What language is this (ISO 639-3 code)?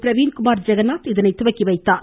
tam